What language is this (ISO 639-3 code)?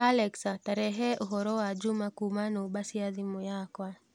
kik